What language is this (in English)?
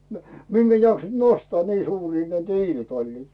Finnish